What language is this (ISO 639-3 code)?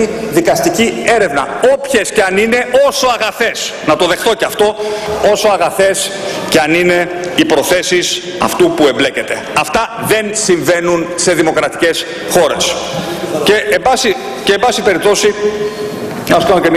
ell